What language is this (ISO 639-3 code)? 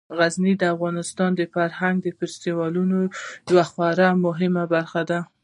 pus